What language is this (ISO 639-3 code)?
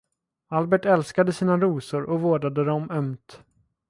swe